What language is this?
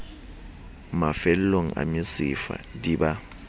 Southern Sotho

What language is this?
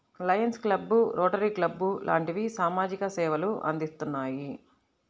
Telugu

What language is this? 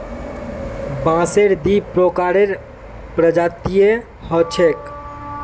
Magahi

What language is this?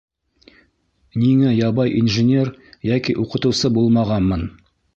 Bashkir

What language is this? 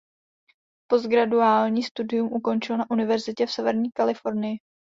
Czech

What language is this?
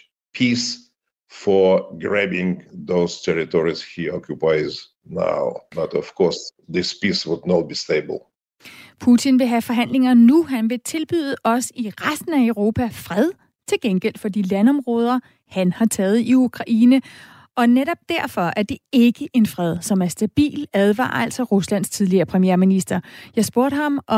Danish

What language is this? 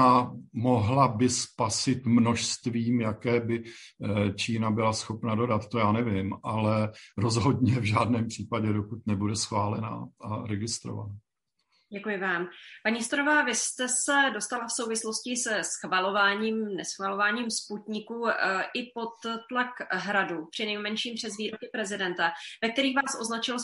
Czech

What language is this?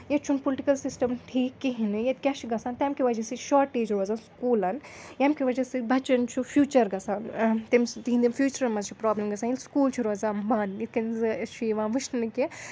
Kashmiri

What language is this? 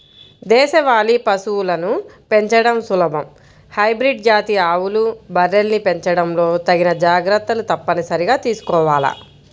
Telugu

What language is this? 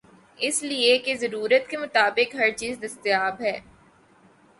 Urdu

